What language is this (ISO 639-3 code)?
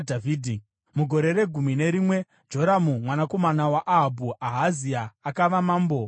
sna